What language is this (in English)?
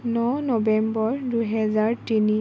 Assamese